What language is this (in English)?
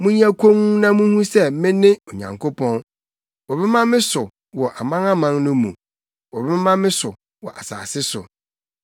Akan